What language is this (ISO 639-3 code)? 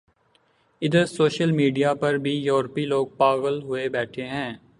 urd